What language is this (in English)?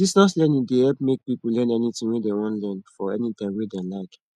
Nigerian Pidgin